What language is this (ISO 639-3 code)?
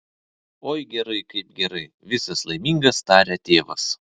lit